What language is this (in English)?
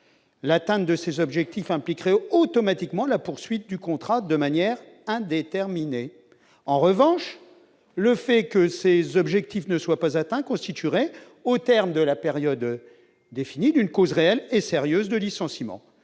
French